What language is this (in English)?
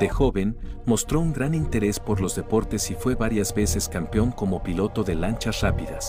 Spanish